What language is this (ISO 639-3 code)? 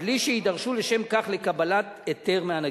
heb